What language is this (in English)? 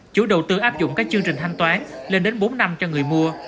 Vietnamese